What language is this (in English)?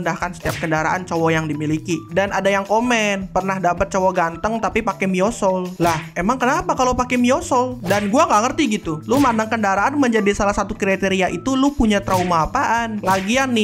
Indonesian